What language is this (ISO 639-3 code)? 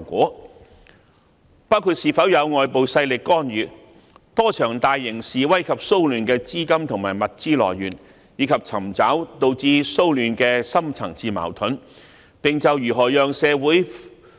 yue